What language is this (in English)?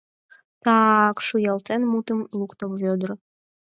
Mari